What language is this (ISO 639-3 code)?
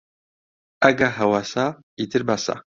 ckb